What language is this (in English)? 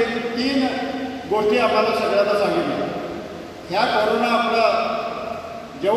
Hindi